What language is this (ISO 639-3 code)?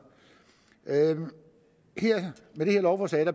dan